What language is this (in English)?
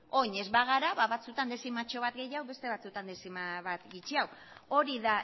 Basque